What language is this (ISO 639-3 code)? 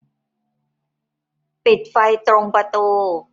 tha